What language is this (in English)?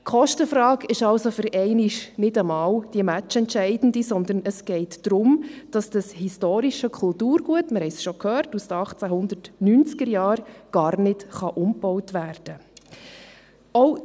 Swiss German